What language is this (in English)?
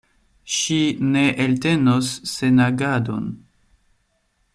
Esperanto